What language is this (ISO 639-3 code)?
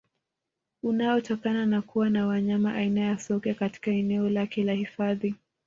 swa